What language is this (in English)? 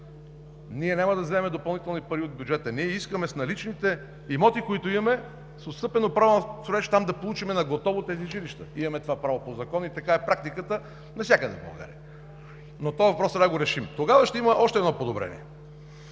Bulgarian